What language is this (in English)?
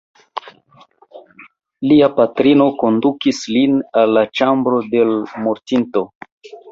Esperanto